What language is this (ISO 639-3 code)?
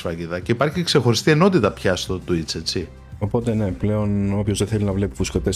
ell